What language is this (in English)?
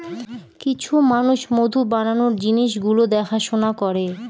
Bangla